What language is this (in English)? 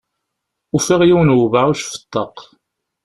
Kabyle